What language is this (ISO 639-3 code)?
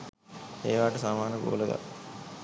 sin